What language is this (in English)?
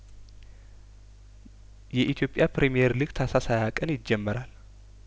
Amharic